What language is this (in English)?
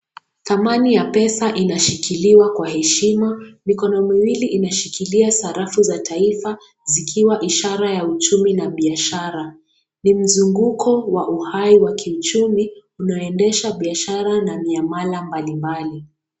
Swahili